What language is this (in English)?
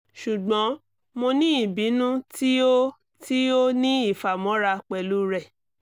Yoruba